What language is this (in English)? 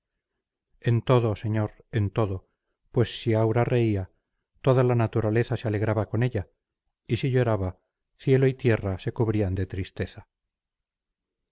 Spanish